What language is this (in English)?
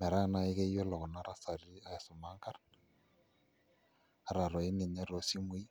Masai